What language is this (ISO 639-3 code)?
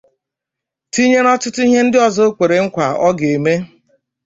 ibo